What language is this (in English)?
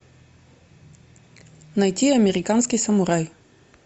Russian